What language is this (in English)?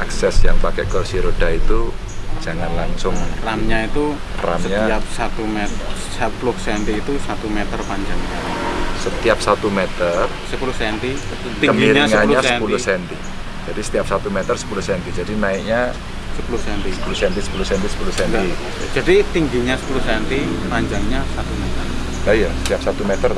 Indonesian